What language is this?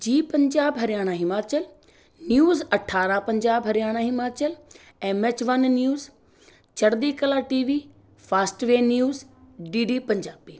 Punjabi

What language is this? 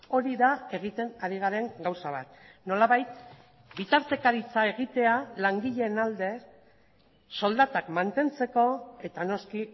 Basque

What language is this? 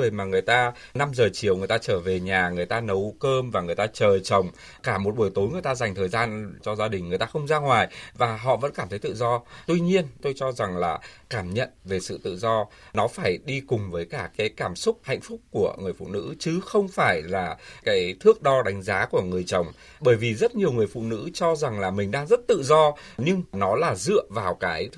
Vietnamese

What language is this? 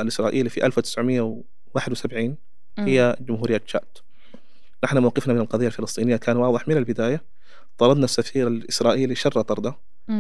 Arabic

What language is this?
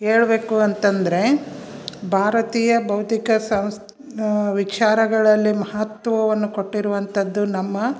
Kannada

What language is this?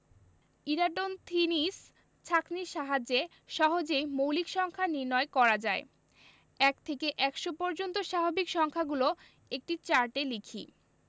Bangla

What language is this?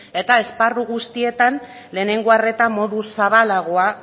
Basque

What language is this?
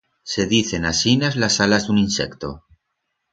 Aragonese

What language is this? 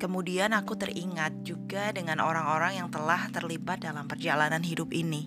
Indonesian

